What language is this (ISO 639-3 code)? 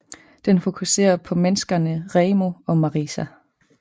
dan